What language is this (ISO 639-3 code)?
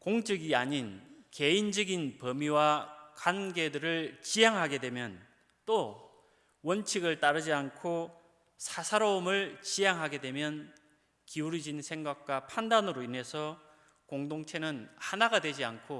kor